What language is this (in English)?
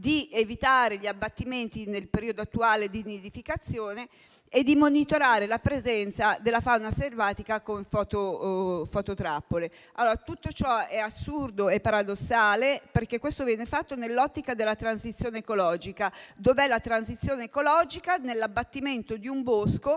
Italian